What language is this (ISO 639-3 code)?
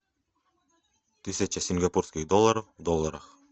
rus